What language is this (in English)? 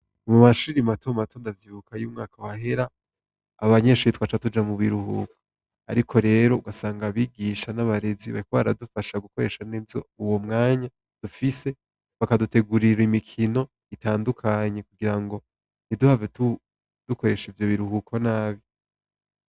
Rundi